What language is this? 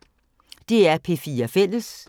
Danish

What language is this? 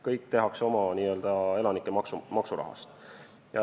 Estonian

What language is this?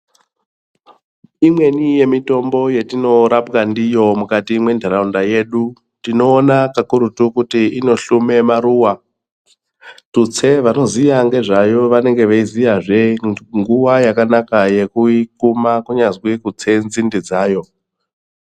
Ndau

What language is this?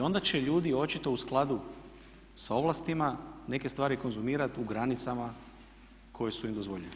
Croatian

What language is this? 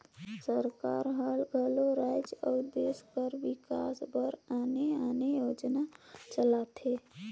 Chhattisgarhi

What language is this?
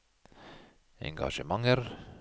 Norwegian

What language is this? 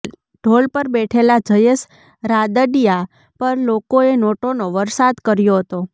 Gujarati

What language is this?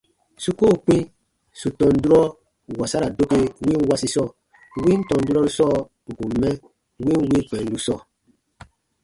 Baatonum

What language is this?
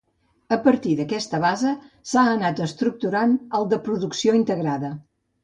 Catalan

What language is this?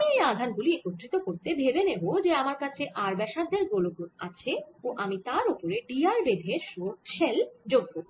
Bangla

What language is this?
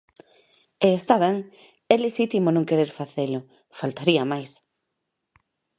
Galician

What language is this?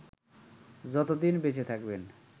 Bangla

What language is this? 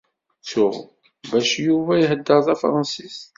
Kabyle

